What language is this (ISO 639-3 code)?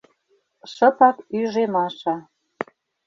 chm